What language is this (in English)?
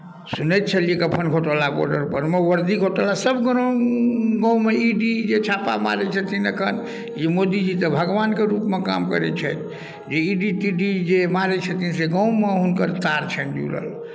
Maithili